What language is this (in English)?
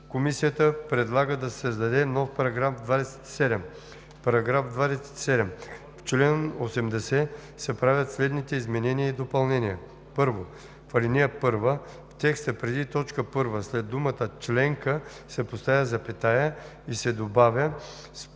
Bulgarian